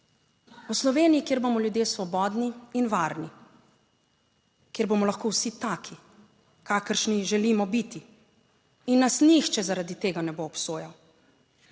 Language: Slovenian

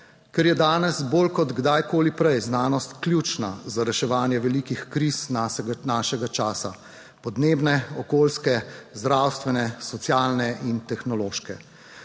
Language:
Slovenian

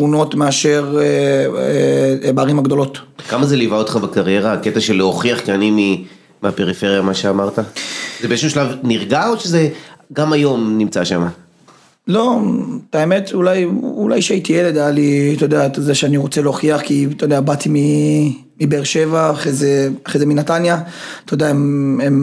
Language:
Hebrew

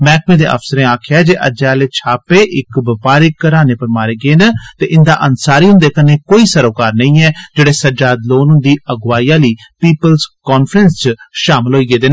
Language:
Dogri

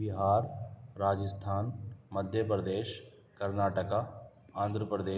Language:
Urdu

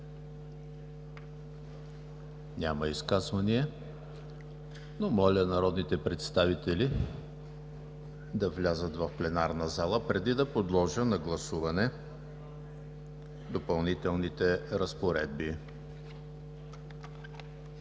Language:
Bulgarian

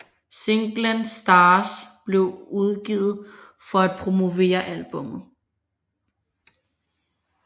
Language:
Danish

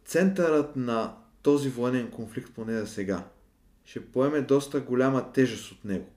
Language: Bulgarian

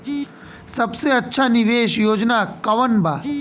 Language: Bhojpuri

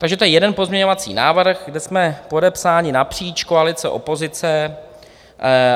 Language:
Czech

